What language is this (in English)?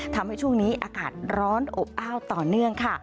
Thai